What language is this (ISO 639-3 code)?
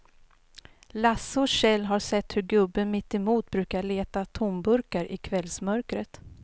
swe